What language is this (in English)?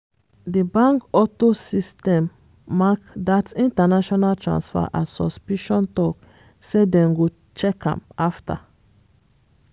Nigerian Pidgin